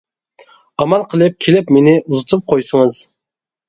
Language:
Uyghur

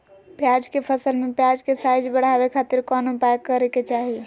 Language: Magahi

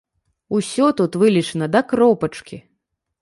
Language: Belarusian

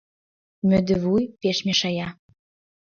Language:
Mari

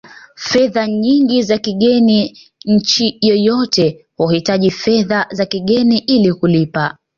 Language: Swahili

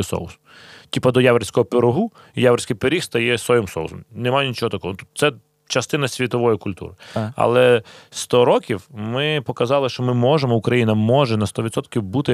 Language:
Ukrainian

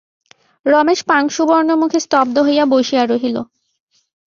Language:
Bangla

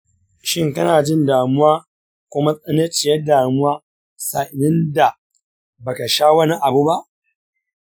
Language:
Hausa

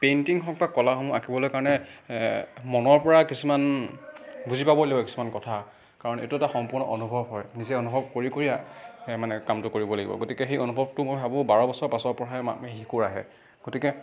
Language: Assamese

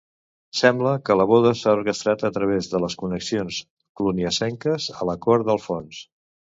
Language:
Catalan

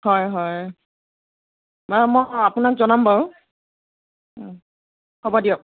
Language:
Assamese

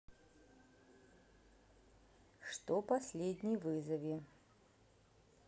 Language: Russian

